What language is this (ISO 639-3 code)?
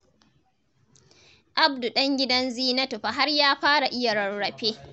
hau